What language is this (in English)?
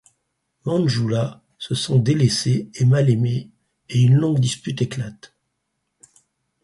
French